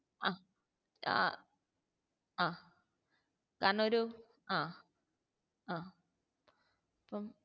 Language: Malayalam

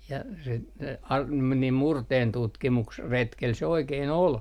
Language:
Finnish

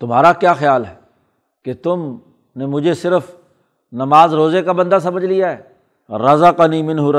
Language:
Urdu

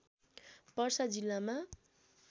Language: Nepali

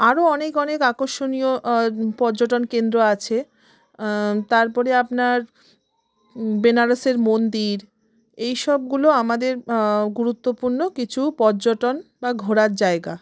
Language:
Bangla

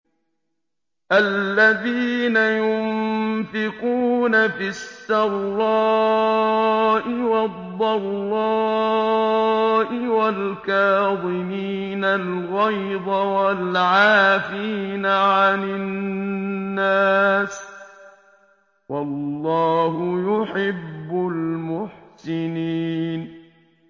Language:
Arabic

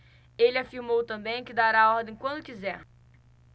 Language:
Portuguese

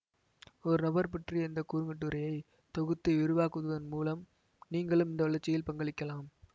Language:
Tamil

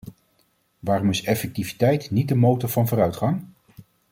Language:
Dutch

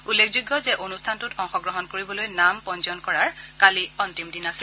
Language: Assamese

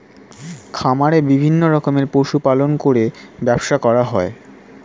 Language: Bangla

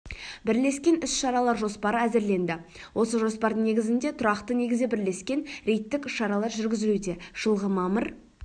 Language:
Kazakh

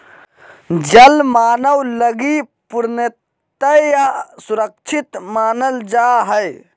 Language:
Magahi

